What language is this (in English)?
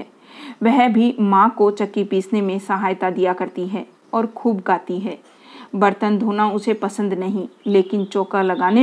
Hindi